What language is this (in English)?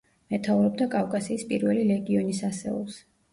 Georgian